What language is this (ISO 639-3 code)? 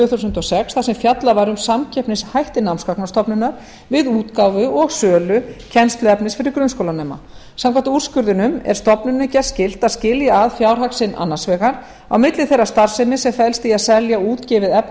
isl